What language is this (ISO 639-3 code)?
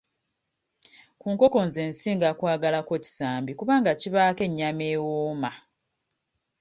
lug